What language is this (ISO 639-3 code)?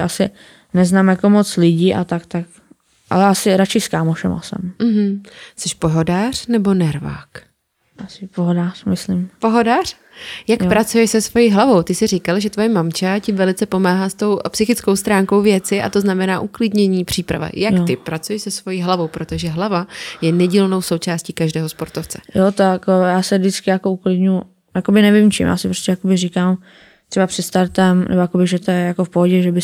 ces